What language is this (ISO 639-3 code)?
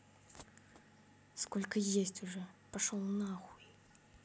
rus